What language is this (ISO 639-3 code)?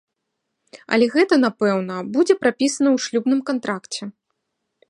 bel